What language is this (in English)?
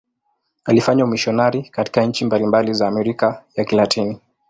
Swahili